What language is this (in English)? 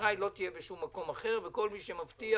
Hebrew